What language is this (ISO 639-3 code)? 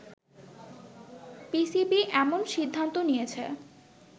ben